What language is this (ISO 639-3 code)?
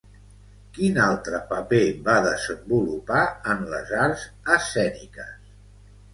cat